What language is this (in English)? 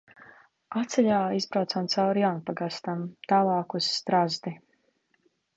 Latvian